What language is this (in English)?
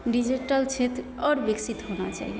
Maithili